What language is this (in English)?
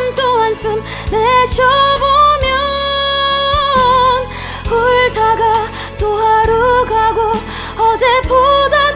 Korean